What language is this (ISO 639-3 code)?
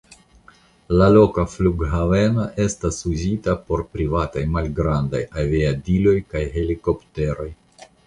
epo